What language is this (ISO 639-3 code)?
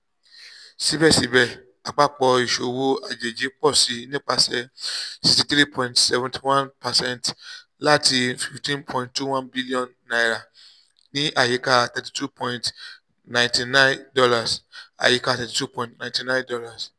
yor